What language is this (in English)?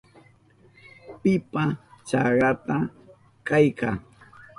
Southern Pastaza Quechua